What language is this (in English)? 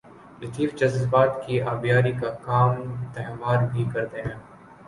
Urdu